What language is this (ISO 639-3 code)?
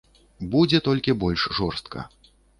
bel